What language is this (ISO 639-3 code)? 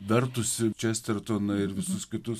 lit